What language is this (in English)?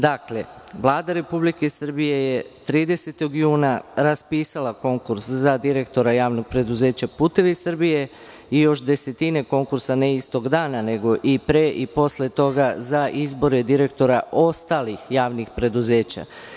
Serbian